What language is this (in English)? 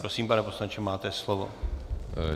Czech